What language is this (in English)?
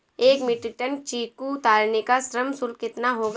Hindi